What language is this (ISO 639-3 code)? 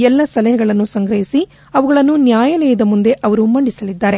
kan